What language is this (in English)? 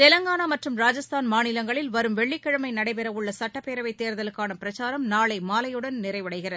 Tamil